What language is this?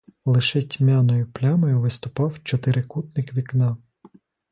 Ukrainian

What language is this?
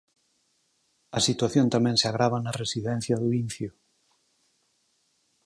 Galician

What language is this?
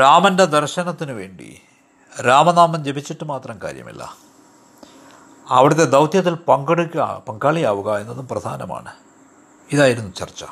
Malayalam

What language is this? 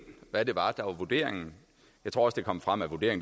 Danish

